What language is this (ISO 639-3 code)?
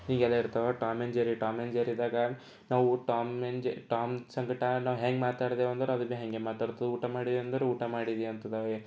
kan